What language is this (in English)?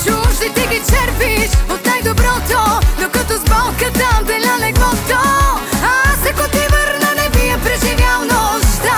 Bulgarian